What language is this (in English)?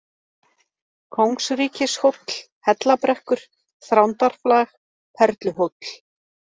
Icelandic